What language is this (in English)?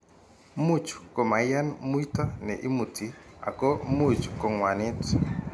Kalenjin